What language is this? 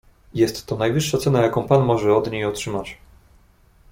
Polish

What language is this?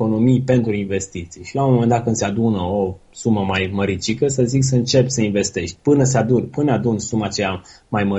Romanian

